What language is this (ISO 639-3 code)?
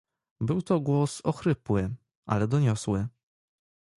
pol